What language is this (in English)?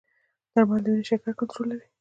Pashto